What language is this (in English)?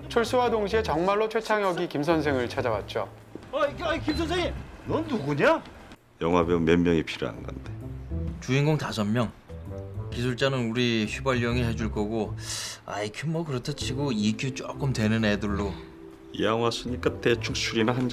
Korean